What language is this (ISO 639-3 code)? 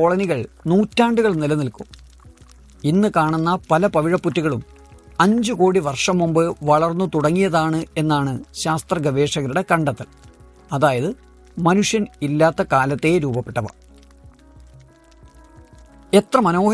mal